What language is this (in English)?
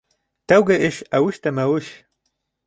Bashkir